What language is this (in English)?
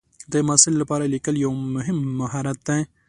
Pashto